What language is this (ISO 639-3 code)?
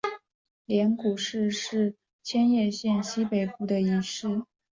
zho